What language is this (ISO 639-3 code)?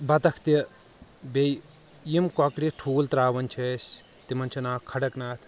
kas